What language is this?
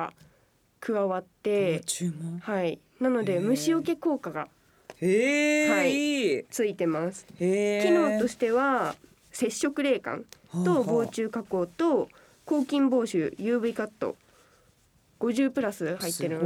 Japanese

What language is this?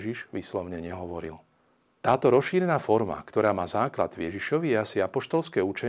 Slovak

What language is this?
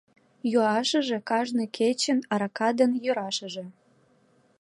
Mari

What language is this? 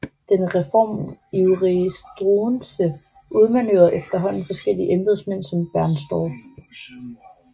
Danish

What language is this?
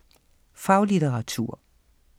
Danish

